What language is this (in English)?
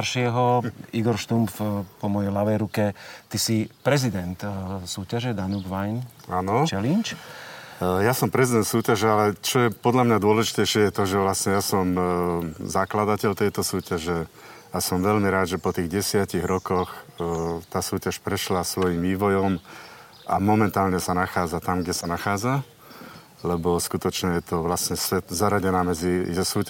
Slovak